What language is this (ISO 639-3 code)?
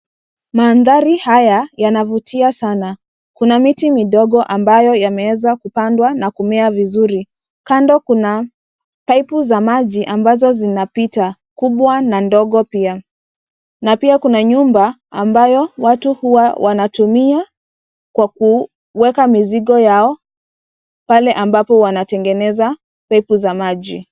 swa